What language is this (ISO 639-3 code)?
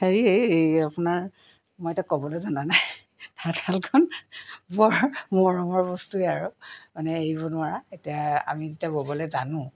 asm